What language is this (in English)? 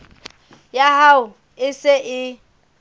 Southern Sotho